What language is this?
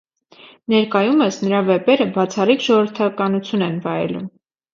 Armenian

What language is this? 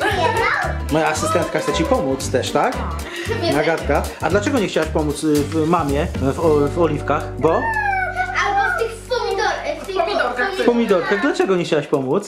Polish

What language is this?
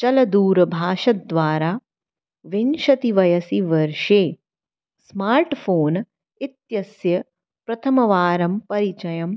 Sanskrit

